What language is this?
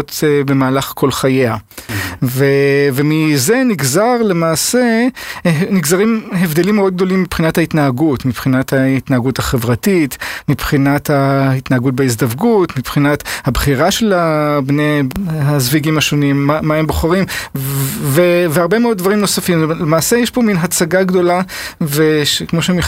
Hebrew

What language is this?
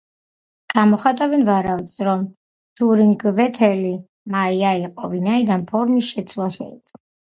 Georgian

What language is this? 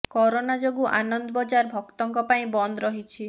Odia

